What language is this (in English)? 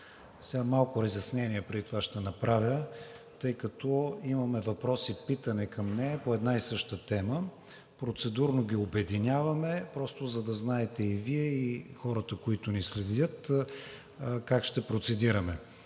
Bulgarian